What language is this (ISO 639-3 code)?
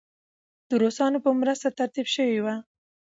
pus